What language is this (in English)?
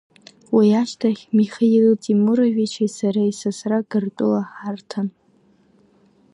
Abkhazian